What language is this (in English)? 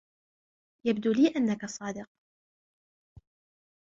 Arabic